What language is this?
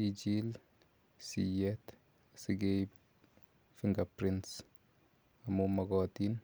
Kalenjin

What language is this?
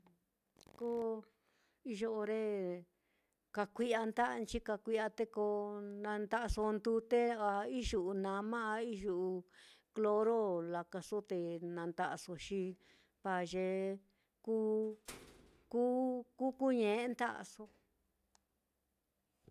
Mitlatongo Mixtec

